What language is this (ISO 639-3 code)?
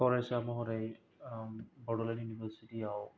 brx